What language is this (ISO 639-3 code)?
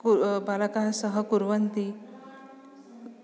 san